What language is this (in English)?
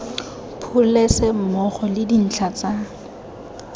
Tswana